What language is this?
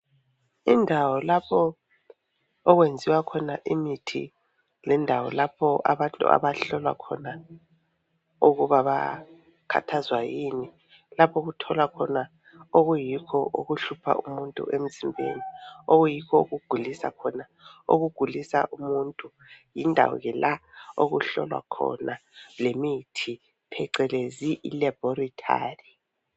North Ndebele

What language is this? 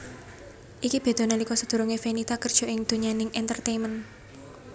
Javanese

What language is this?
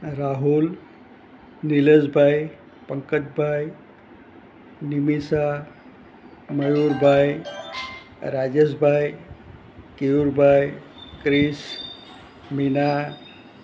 Gujarati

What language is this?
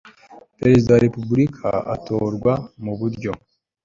Kinyarwanda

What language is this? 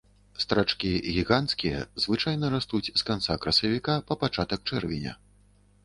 Belarusian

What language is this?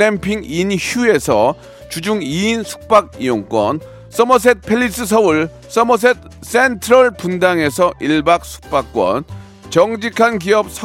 Korean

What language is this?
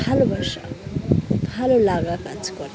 Bangla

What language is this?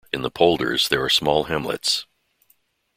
English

